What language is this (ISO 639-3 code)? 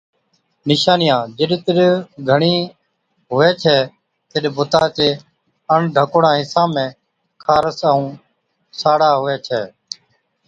odk